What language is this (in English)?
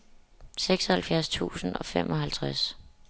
Danish